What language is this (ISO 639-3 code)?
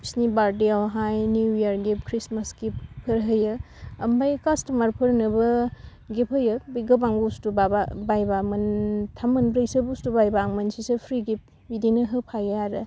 brx